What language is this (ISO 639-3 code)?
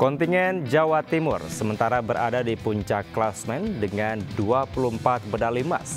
ind